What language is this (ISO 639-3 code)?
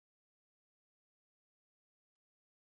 kln